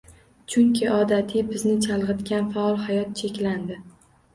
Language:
Uzbek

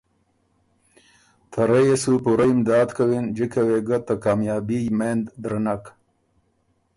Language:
Ormuri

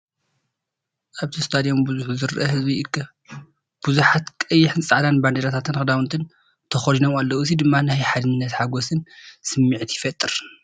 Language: Tigrinya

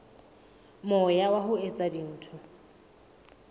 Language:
Southern Sotho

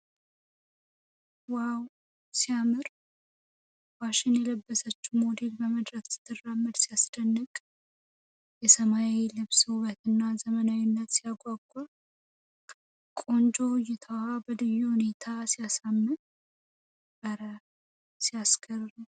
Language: Amharic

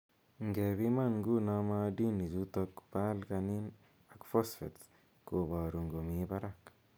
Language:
Kalenjin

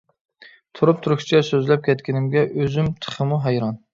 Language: Uyghur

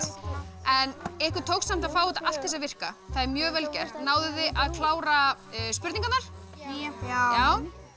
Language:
Icelandic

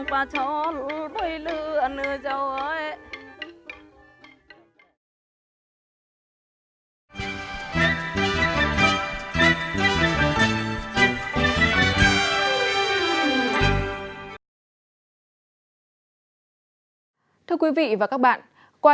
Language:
Vietnamese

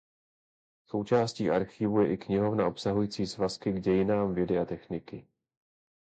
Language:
Czech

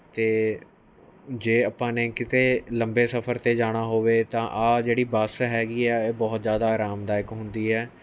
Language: Punjabi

